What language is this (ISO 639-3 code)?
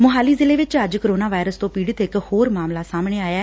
pan